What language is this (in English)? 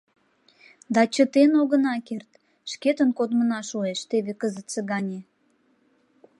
Mari